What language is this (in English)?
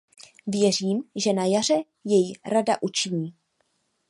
Czech